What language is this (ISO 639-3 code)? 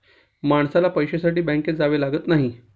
mar